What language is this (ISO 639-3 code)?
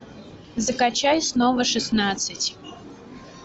rus